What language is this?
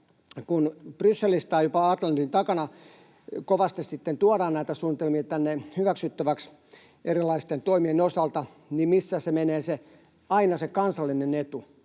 Finnish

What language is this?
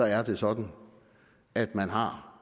Danish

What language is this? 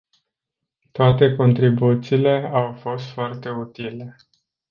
Romanian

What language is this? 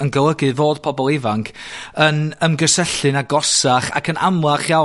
Welsh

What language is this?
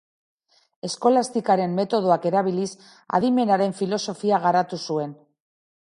Basque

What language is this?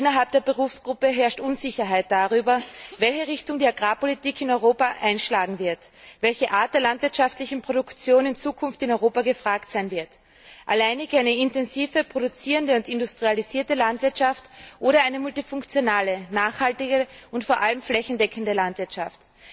German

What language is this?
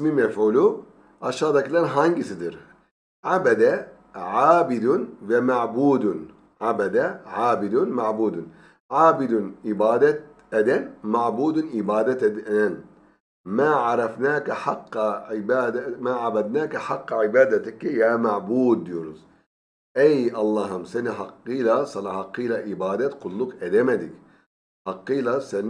Turkish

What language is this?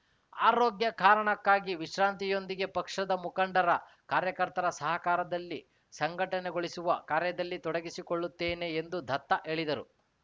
Kannada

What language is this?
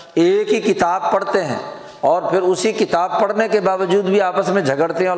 Urdu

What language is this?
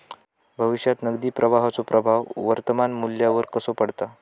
Marathi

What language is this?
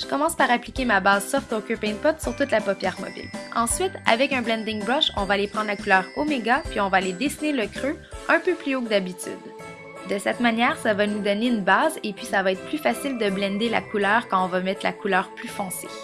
French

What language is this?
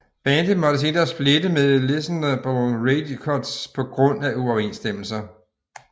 Danish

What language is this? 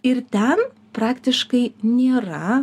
Lithuanian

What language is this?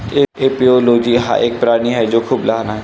Marathi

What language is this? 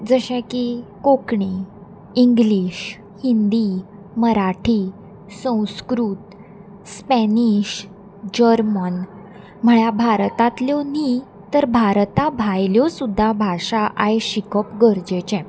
Konkani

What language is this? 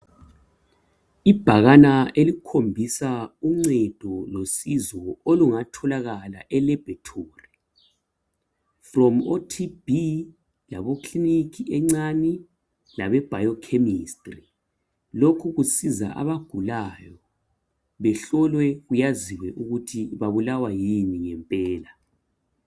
North Ndebele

